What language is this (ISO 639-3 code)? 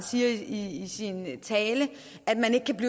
dan